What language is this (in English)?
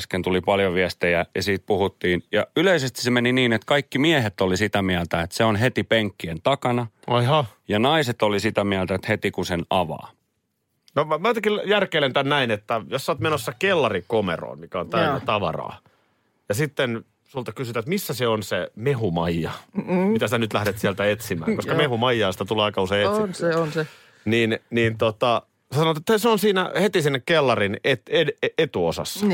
Finnish